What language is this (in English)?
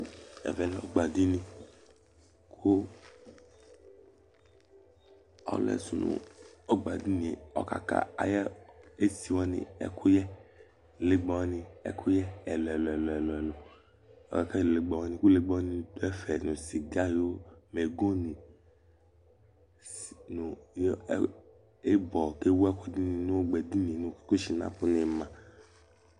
Ikposo